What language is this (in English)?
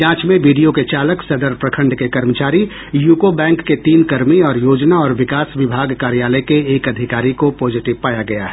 Hindi